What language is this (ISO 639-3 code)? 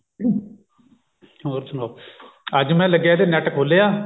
pan